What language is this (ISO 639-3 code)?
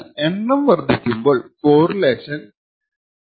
mal